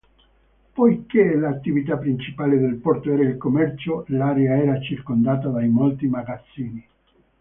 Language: Italian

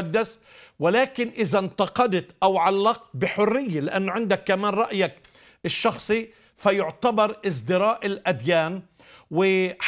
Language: Arabic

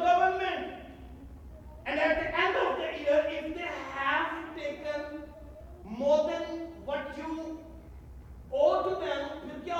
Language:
Urdu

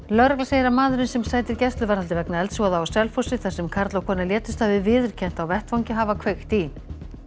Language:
Icelandic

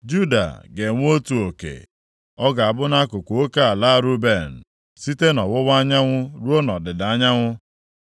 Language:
Igbo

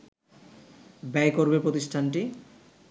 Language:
Bangla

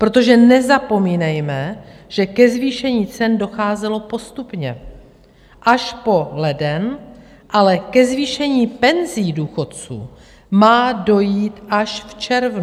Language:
Czech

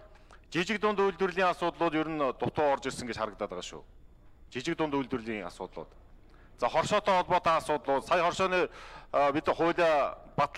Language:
Turkish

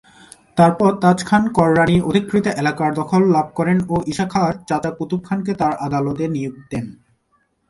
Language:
Bangla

